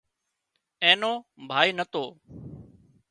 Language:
Wadiyara Koli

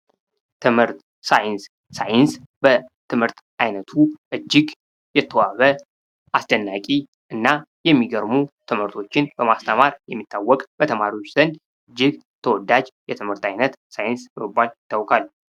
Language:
Amharic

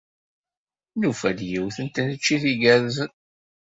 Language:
Kabyle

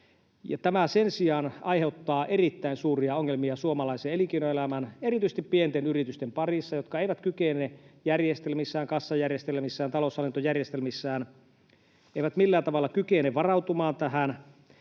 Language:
Finnish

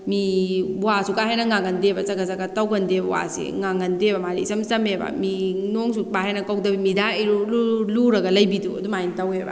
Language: Manipuri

